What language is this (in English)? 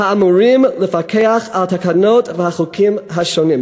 Hebrew